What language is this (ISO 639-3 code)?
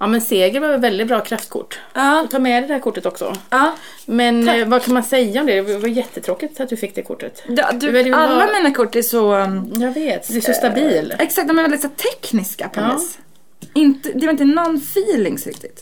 swe